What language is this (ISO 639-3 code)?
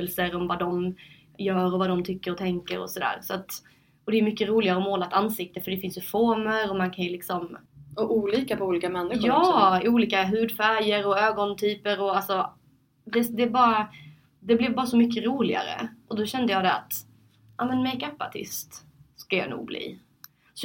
swe